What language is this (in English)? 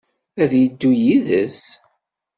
Kabyle